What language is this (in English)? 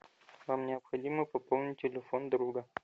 Russian